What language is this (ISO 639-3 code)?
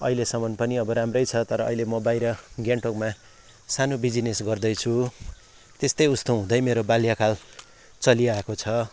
nep